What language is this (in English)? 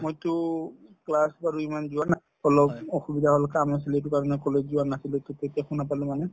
Assamese